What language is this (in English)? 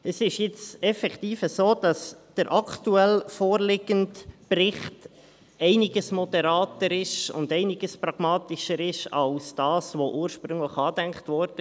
Swiss German